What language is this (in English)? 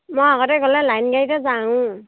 Assamese